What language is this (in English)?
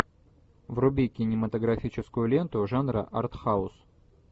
Russian